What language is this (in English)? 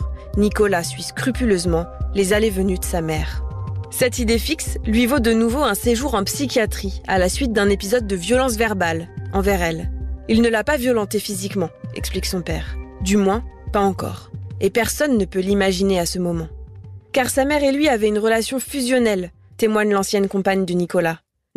French